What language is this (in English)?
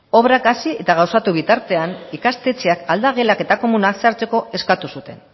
Basque